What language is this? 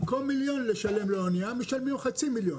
Hebrew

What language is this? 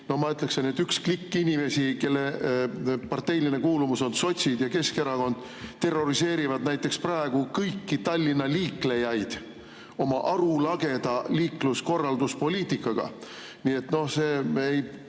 Estonian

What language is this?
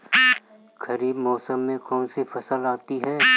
Hindi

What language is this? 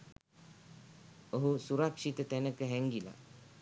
Sinhala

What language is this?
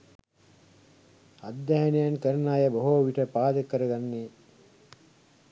Sinhala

